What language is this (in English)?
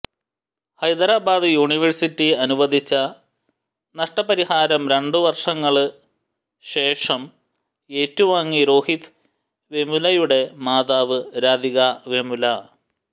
Malayalam